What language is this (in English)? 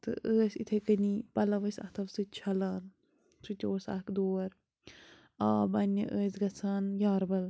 Kashmiri